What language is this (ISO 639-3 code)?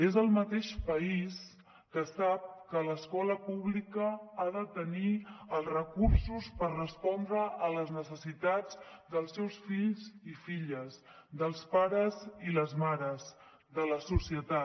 cat